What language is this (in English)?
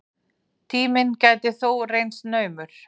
Icelandic